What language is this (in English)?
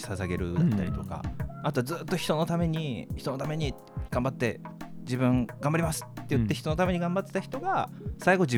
Japanese